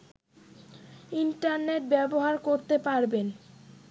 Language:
Bangla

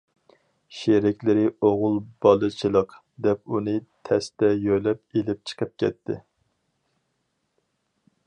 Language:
Uyghur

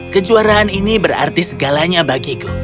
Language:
Indonesian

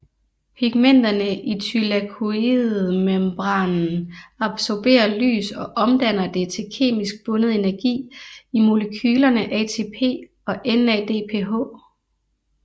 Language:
Danish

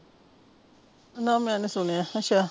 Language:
Punjabi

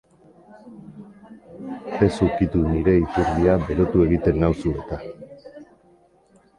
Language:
Basque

